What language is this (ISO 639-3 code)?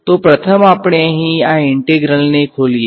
guj